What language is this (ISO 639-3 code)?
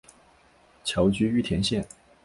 zho